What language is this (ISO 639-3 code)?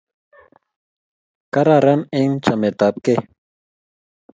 kln